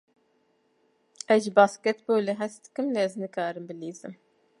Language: Kurdish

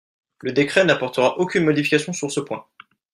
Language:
French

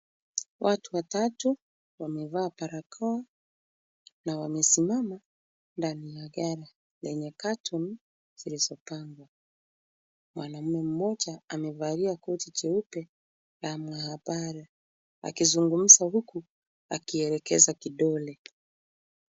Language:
Swahili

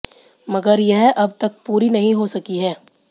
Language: Hindi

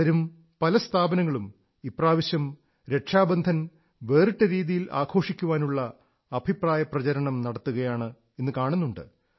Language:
Malayalam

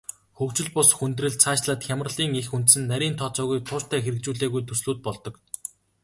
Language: Mongolian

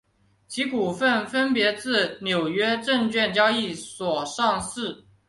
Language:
Chinese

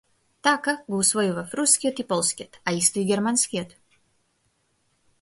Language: Macedonian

